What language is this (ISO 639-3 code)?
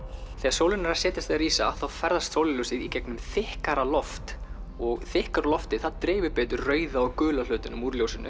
isl